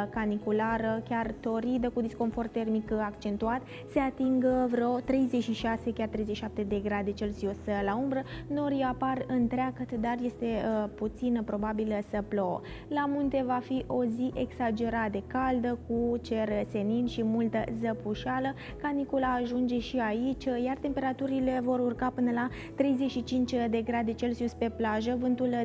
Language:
Romanian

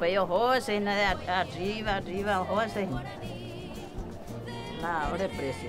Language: Spanish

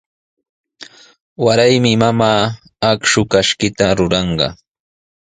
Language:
Sihuas Ancash Quechua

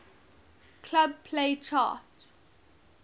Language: English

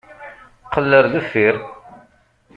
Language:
Kabyle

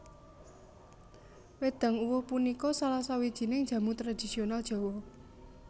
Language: Javanese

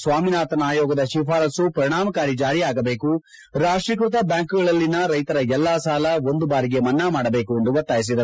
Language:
Kannada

